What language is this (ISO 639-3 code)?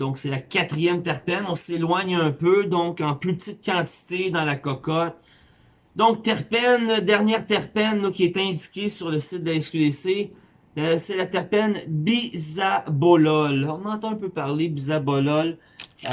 fra